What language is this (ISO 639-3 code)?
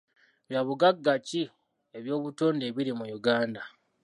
lug